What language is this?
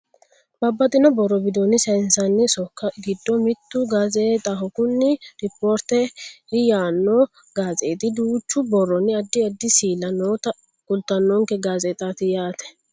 Sidamo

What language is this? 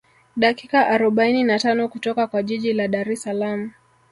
Swahili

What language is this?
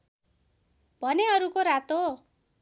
Nepali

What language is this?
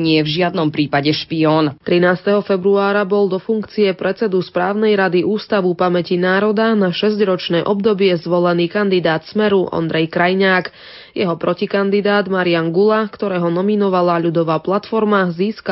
Slovak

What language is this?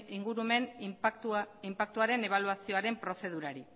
Basque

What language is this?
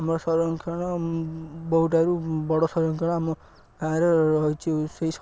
Odia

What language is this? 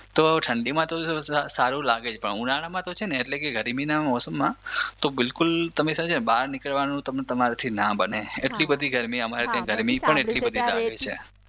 Gujarati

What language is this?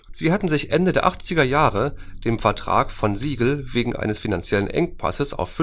German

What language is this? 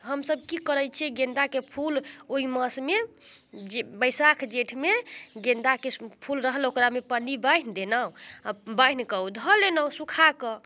Maithili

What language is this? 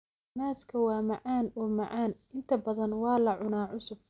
Somali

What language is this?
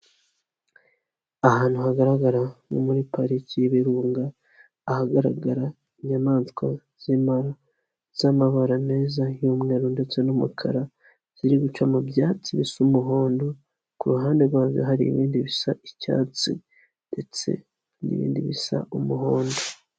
Kinyarwanda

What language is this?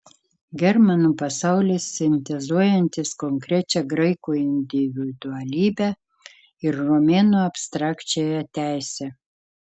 Lithuanian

